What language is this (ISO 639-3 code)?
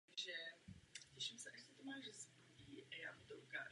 ces